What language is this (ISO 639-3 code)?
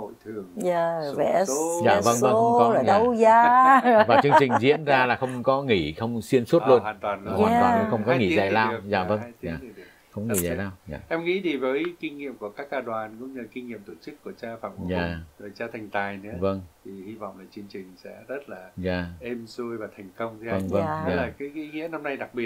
vie